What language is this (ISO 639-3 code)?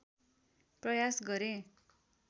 nep